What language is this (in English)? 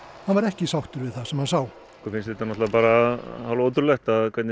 Icelandic